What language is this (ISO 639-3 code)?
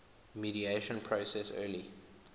eng